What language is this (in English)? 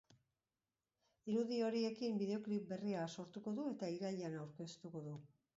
Basque